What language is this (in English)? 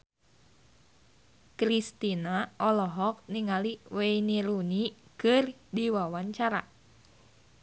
Sundanese